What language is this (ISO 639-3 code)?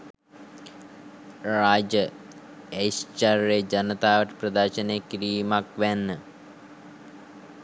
sin